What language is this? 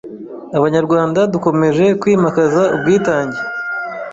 Kinyarwanda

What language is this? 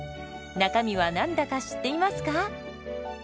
Japanese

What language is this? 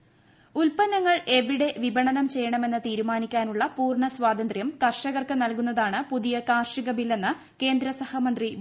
Malayalam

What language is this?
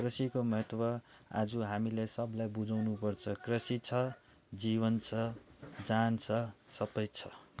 Nepali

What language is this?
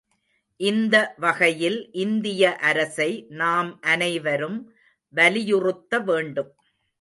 Tamil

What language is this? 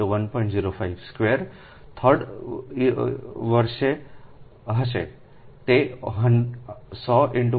Gujarati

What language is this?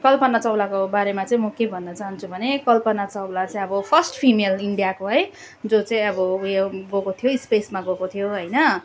Nepali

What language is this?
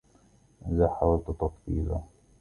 Arabic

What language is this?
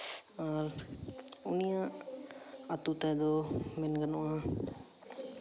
Santali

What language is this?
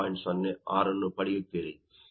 Kannada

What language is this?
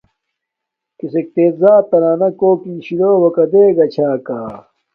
Domaaki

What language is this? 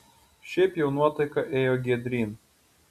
Lithuanian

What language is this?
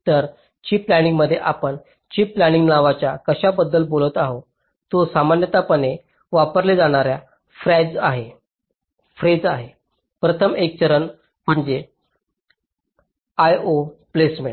Marathi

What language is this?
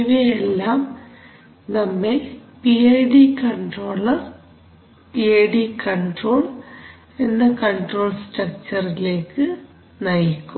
Malayalam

